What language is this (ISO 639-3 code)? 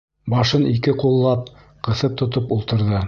bak